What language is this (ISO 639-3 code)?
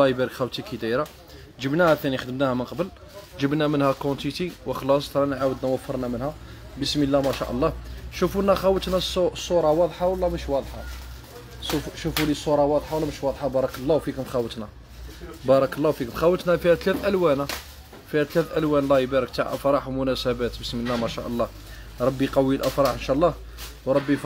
ara